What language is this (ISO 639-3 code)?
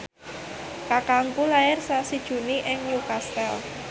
jav